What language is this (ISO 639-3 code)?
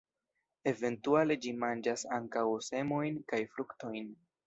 epo